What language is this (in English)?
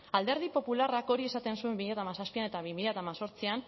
Basque